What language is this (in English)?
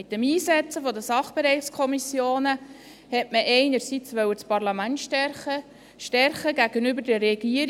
Swiss German